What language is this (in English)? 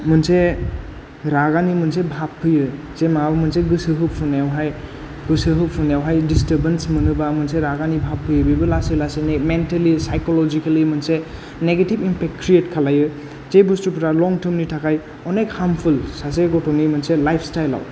Bodo